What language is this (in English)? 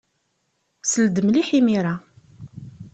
Kabyle